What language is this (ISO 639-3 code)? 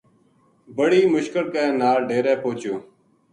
gju